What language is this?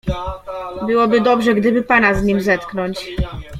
Polish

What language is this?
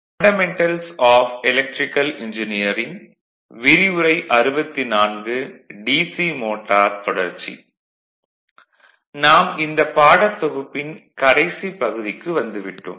Tamil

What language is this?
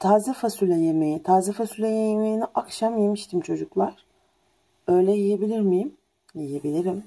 Turkish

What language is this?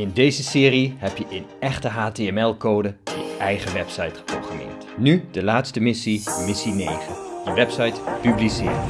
Dutch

